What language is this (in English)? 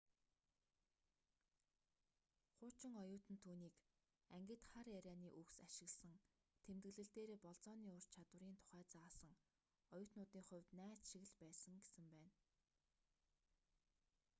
Mongolian